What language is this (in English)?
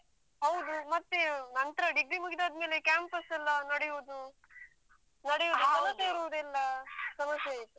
Kannada